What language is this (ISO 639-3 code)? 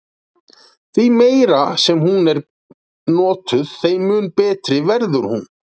isl